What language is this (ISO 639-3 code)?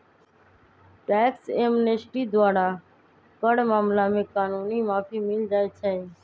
mag